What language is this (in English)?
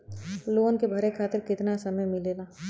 Bhojpuri